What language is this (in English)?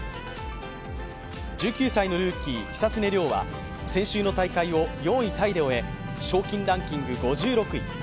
Japanese